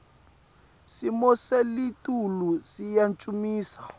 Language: Swati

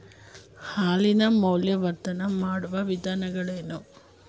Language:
Kannada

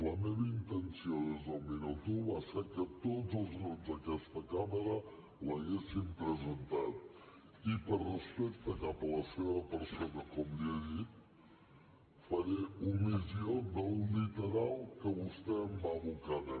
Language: Catalan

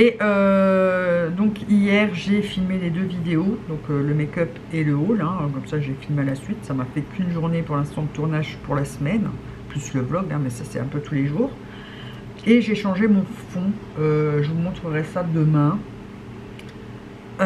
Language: French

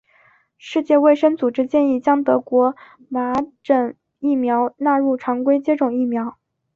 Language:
Chinese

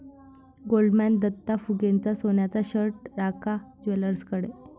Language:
Marathi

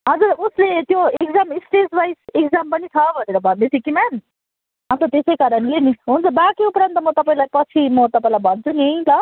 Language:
Nepali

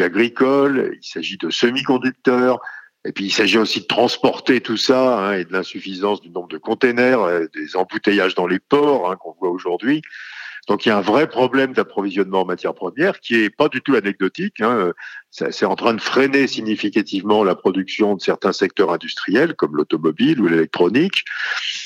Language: French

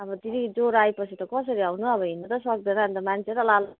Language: Nepali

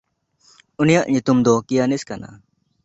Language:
Santali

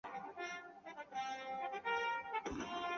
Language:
Chinese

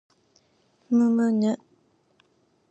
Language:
Japanese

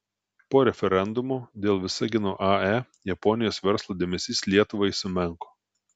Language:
Lithuanian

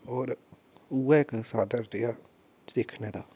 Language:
Dogri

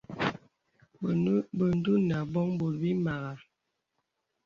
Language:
Bebele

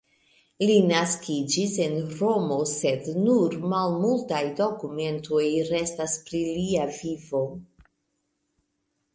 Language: Esperanto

